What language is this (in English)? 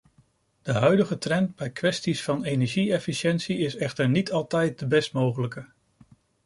Dutch